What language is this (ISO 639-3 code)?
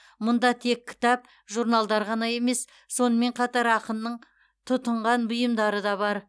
kaz